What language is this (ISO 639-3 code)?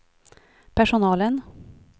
swe